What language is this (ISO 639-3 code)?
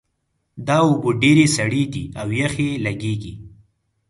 pus